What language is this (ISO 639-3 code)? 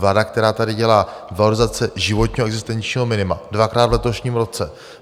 ces